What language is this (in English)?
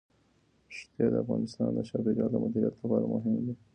Pashto